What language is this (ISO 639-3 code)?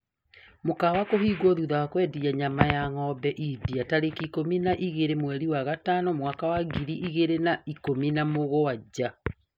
kik